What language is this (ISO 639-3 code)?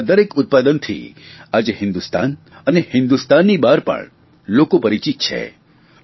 guj